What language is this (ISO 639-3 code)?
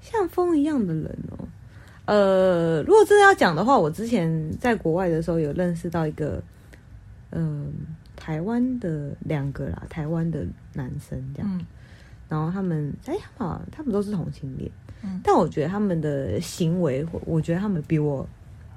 zho